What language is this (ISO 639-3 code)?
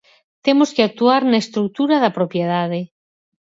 glg